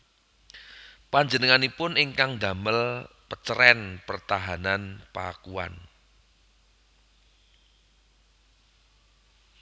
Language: Javanese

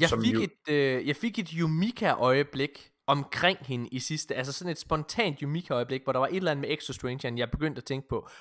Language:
Danish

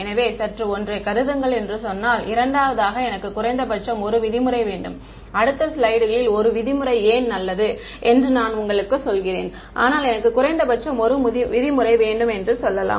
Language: Tamil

